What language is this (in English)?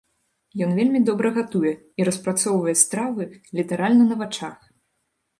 Belarusian